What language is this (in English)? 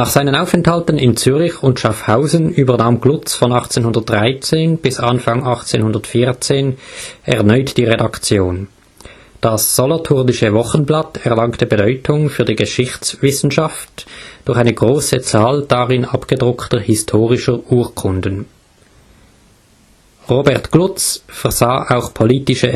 German